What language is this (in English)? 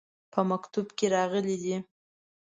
Pashto